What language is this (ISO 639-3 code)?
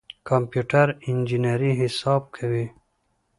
pus